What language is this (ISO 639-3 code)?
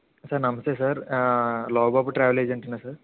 tel